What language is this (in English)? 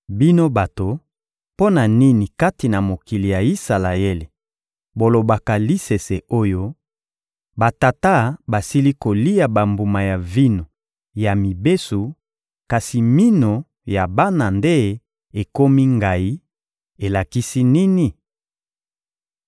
Lingala